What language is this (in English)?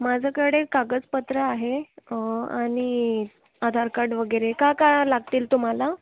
Marathi